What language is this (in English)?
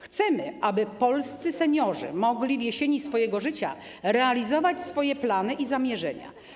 Polish